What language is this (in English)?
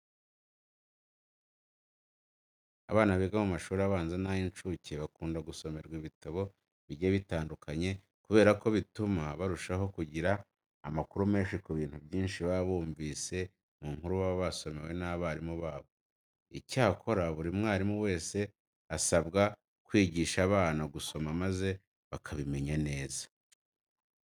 Kinyarwanda